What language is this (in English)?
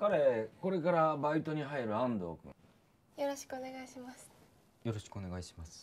Japanese